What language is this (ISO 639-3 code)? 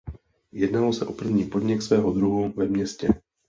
ces